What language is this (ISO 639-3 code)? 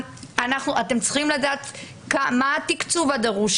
heb